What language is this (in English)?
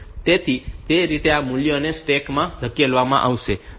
Gujarati